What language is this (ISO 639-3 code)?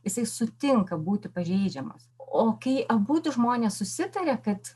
lit